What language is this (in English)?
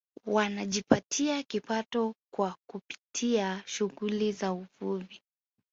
Swahili